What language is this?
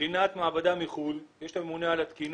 Hebrew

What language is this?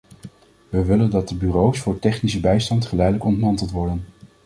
Dutch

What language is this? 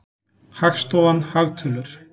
Icelandic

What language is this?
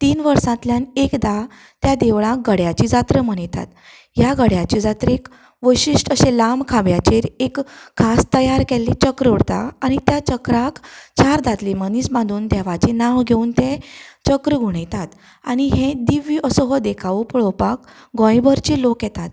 Konkani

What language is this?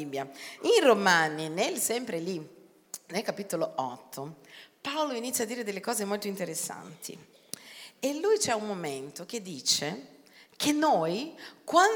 Italian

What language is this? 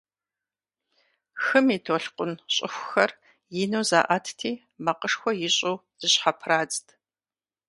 Kabardian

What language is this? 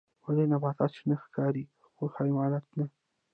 Pashto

